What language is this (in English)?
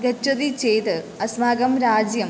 Sanskrit